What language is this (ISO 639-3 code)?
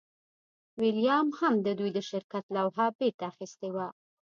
pus